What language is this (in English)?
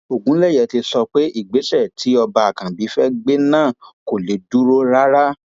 Yoruba